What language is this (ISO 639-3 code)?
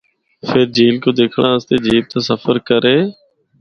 hno